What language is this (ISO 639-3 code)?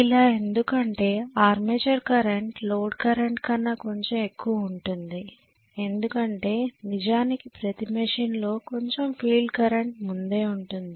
tel